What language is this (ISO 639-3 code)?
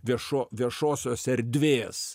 lit